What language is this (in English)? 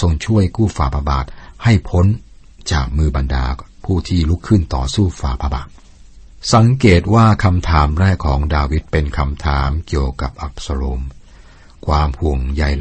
Thai